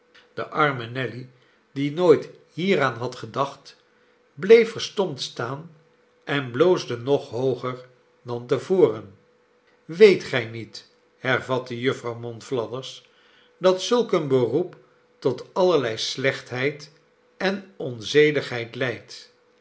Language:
Dutch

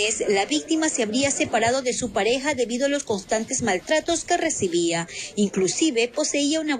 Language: Spanish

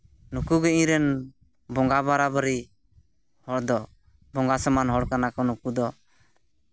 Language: Santali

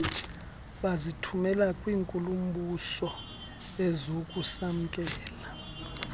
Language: Xhosa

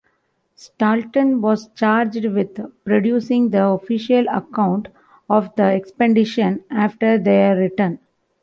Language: English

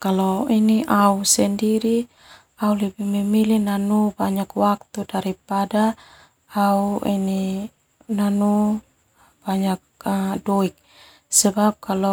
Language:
Termanu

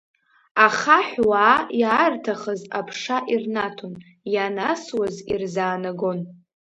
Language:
Abkhazian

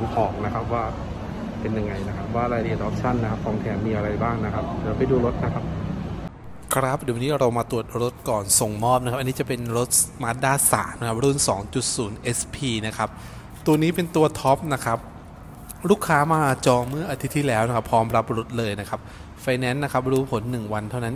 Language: Thai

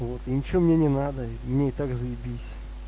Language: Russian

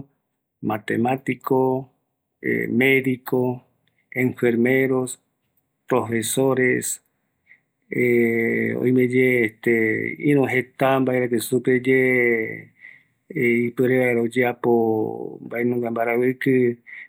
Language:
Eastern Bolivian Guaraní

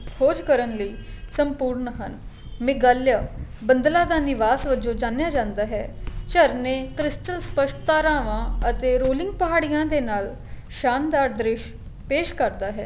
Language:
Punjabi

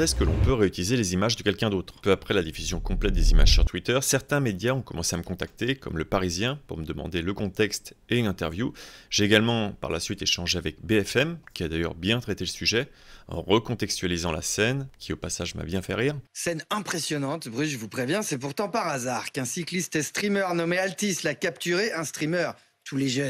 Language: French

